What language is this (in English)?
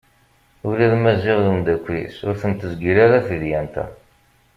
Kabyle